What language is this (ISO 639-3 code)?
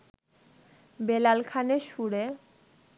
ben